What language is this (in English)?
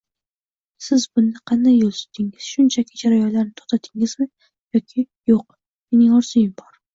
Uzbek